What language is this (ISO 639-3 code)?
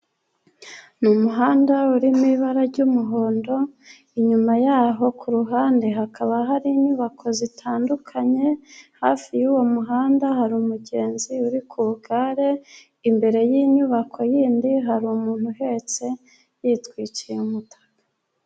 kin